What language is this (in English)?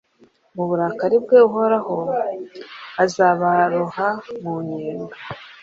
Kinyarwanda